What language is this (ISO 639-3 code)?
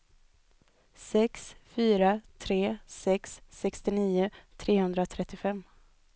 swe